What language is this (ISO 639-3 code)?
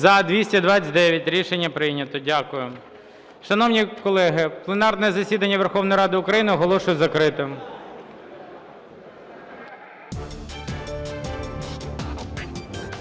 ukr